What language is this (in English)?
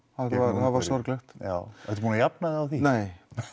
Icelandic